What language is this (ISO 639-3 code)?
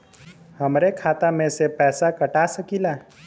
bho